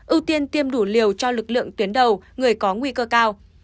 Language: Vietnamese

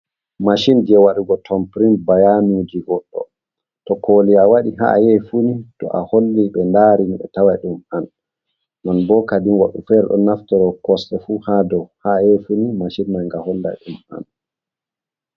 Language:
Fula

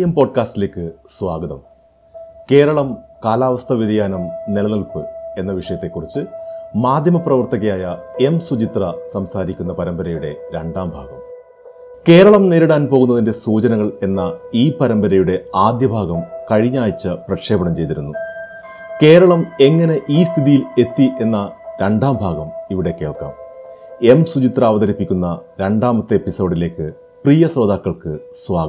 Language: Malayalam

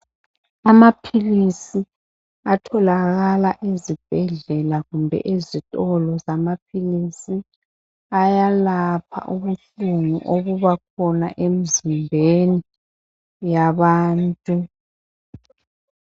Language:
North Ndebele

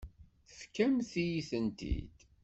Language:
Kabyle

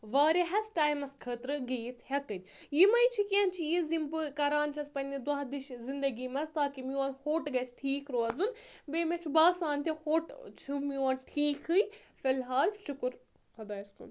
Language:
Kashmiri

